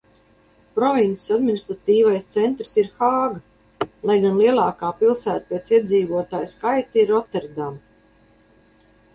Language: Latvian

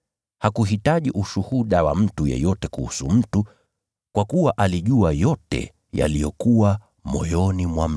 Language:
Swahili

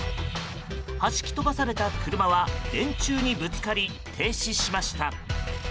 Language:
Japanese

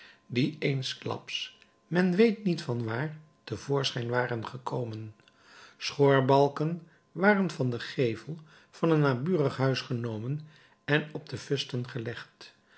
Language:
Dutch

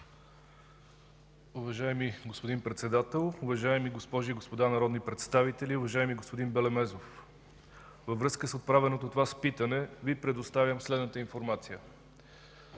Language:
Bulgarian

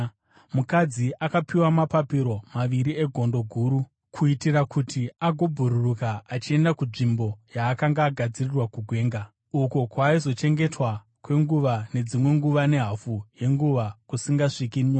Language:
Shona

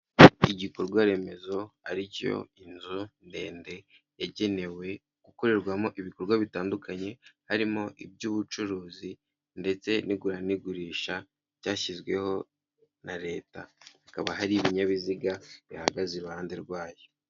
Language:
Kinyarwanda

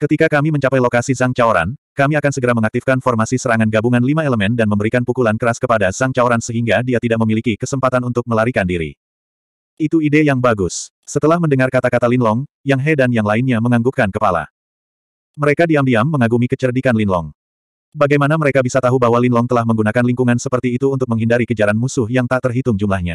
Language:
Indonesian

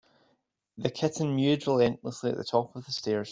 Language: English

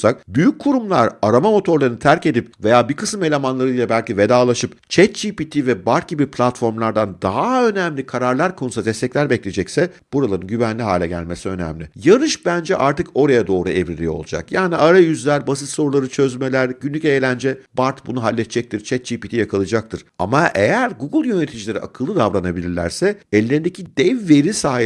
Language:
Turkish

